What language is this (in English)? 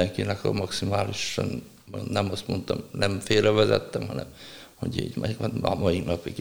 Hungarian